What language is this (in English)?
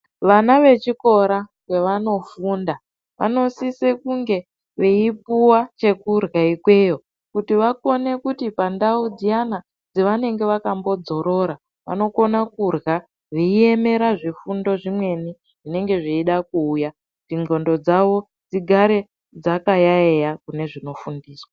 Ndau